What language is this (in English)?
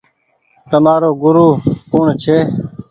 Goaria